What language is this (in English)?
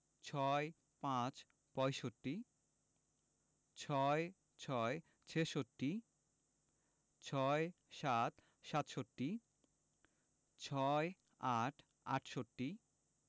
Bangla